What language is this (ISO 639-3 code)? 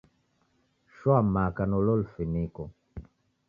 dav